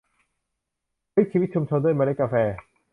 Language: Thai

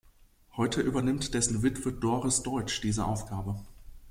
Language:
German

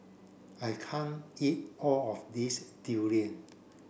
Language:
English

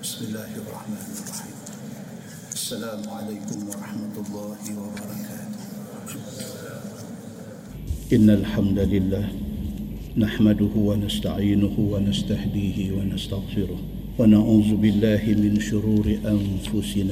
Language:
Malay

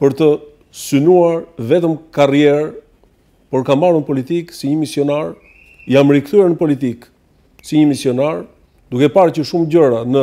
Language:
Romanian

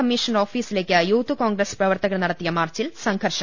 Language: Malayalam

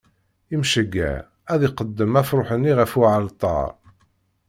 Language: Kabyle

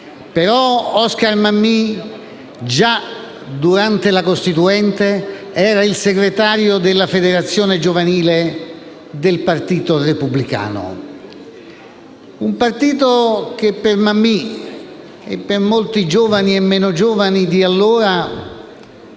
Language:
Italian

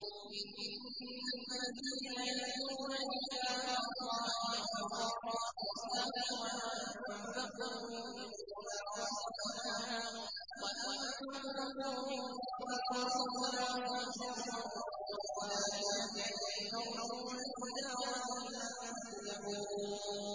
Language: Arabic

